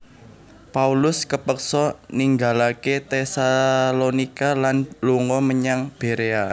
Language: Javanese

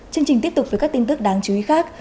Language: Vietnamese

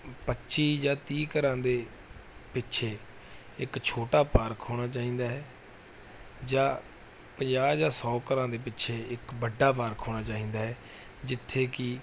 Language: Punjabi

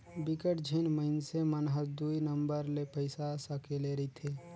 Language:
Chhattisgarhi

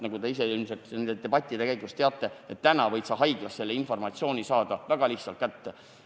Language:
Estonian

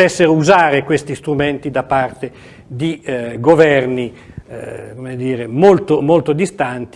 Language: Italian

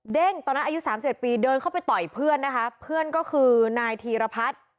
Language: Thai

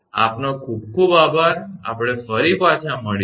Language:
Gujarati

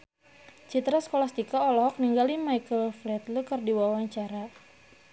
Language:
Sundanese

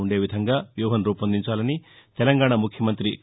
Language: Telugu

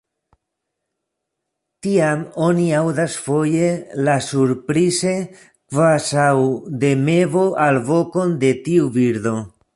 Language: Esperanto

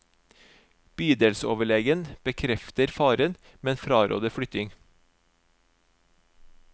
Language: Norwegian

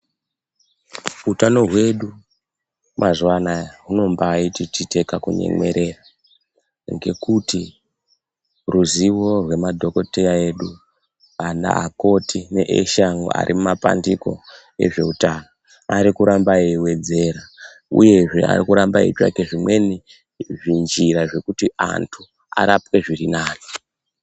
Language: Ndau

